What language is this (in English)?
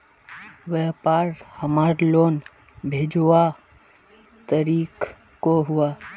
Magahi